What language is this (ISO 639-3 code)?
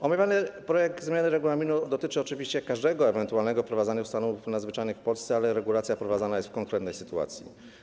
pol